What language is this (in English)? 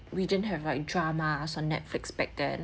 English